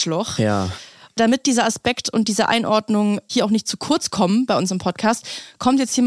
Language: German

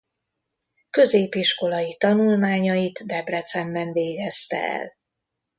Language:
Hungarian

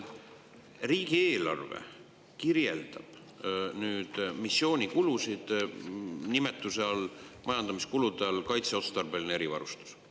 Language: Estonian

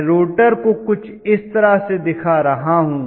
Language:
Hindi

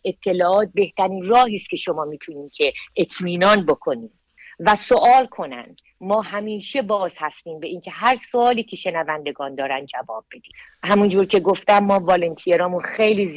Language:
Persian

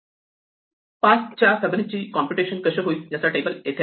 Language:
Marathi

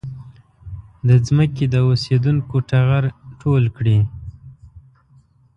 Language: Pashto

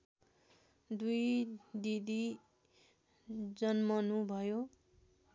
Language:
Nepali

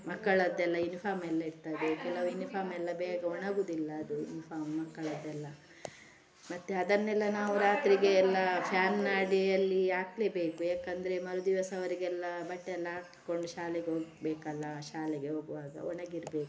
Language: Kannada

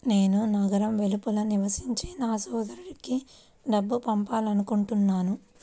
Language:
Telugu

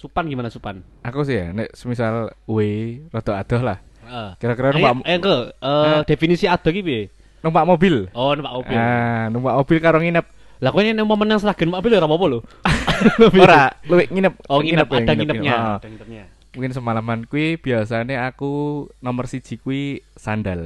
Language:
Indonesian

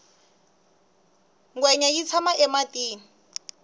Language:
Tsonga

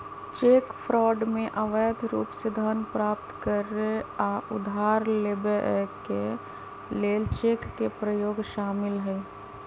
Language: Magahi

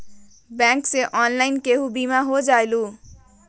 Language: Magahi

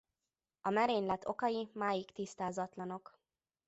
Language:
Hungarian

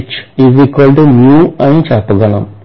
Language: Telugu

